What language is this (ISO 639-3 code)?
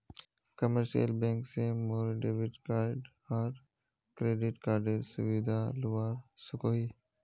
mag